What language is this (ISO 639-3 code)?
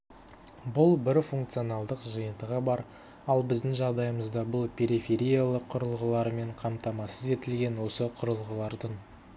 kaz